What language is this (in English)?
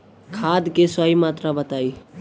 Bhojpuri